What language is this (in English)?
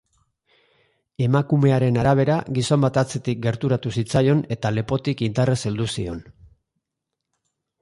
Basque